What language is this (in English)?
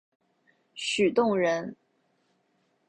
Chinese